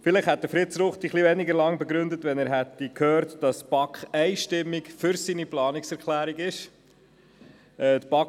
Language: Swiss German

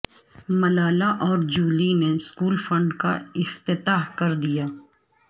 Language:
Urdu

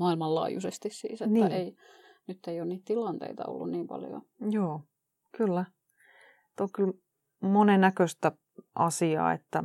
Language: Finnish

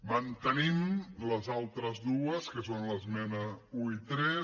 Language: Catalan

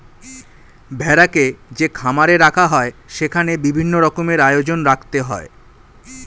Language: Bangla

